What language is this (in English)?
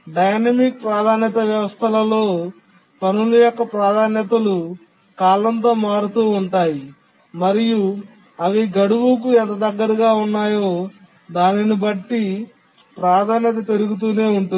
Telugu